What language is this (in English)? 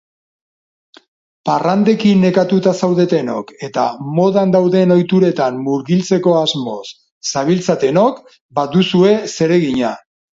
Basque